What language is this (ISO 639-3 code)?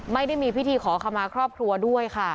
tha